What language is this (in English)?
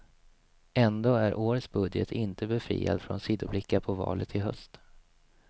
Swedish